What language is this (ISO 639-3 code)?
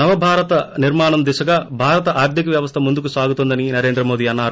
tel